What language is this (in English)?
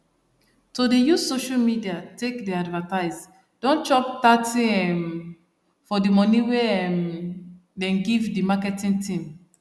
Nigerian Pidgin